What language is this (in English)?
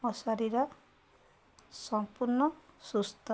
Odia